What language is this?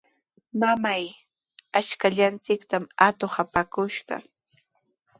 Sihuas Ancash Quechua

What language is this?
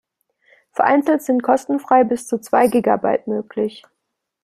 German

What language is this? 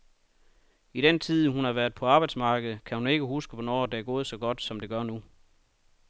Danish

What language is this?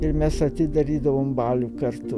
Lithuanian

